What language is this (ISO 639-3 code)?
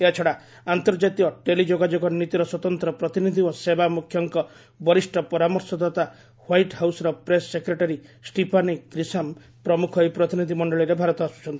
ori